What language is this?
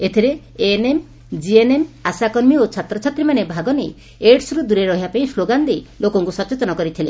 Odia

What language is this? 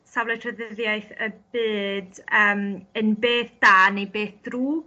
Welsh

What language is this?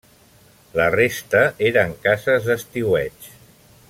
Catalan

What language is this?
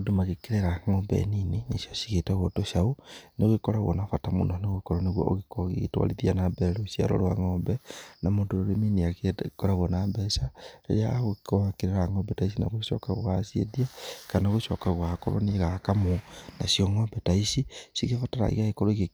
Kikuyu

